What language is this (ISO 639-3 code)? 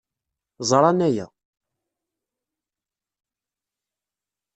kab